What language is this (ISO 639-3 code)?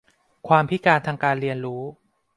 tha